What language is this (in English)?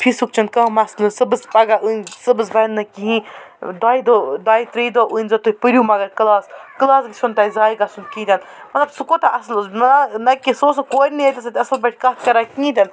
Kashmiri